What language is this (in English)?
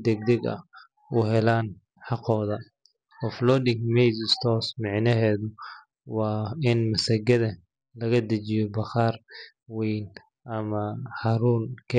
Somali